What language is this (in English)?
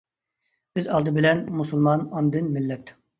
Uyghur